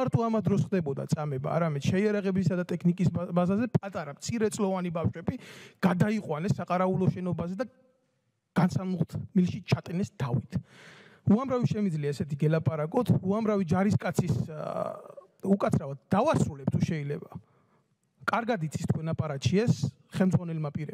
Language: Romanian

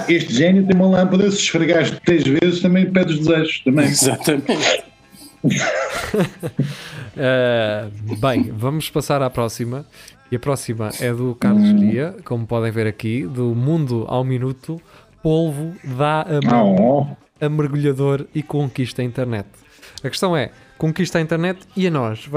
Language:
Portuguese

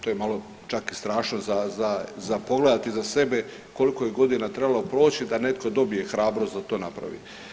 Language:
Croatian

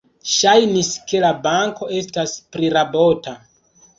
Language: Esperanto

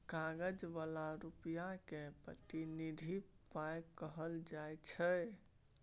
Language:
Maithili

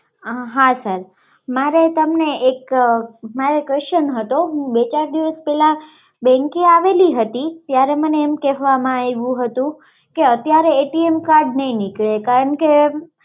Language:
Gujarati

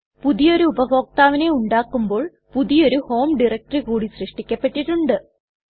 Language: Malayalam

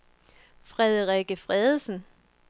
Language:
Danish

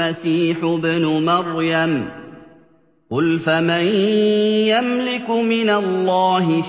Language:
Arabic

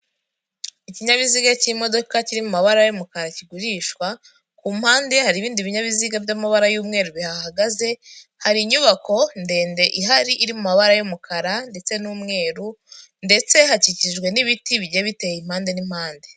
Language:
Kinyarwanda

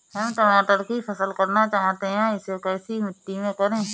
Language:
Hindi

